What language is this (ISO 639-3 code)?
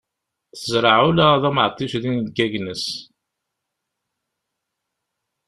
kab